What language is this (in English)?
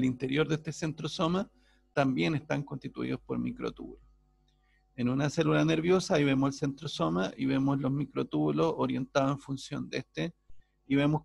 Spanish